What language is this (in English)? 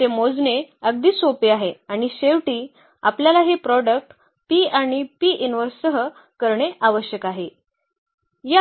Marathi